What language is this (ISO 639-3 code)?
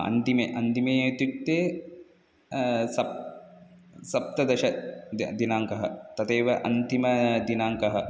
san